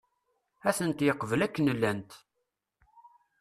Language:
Kabyle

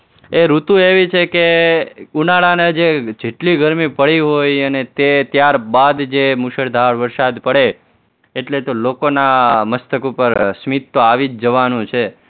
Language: Gujarati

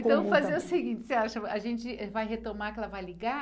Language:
Portuguese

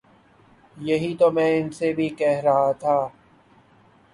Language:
Urdu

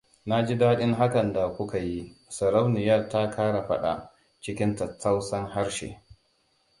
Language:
Hausa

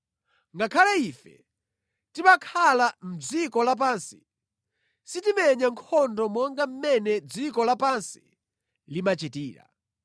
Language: Nyanja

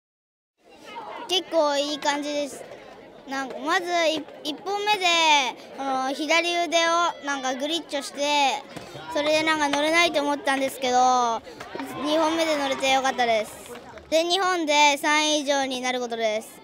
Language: Japanese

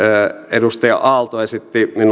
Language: Finnish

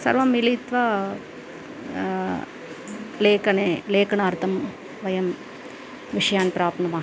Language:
Sanskrit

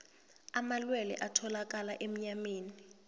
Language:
South Ndebele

